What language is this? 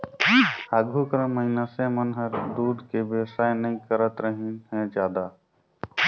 Chhattisgarhi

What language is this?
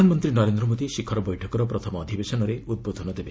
Odia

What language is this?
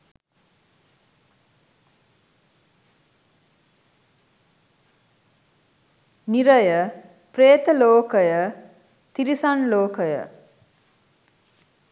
Sinhala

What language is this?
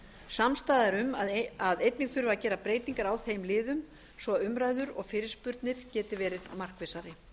Icelandic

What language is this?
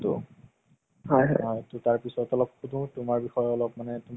Assamese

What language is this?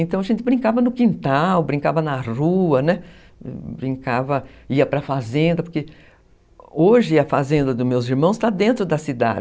Portuguese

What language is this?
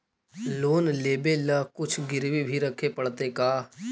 Magahi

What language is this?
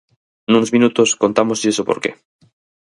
Galician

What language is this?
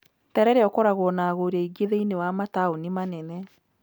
Kikuyu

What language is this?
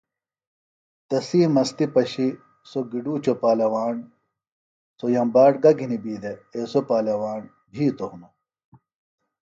Phalura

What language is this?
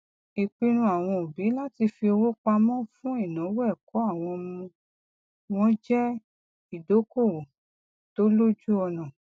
Yoruba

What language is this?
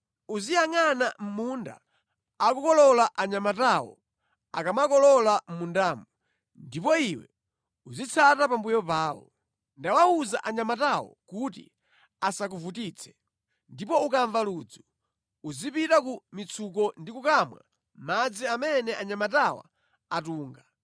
Nyanja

